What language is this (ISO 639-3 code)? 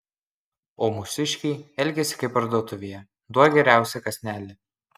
lit